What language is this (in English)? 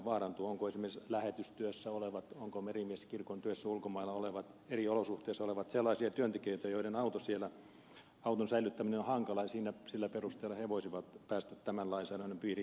Finnish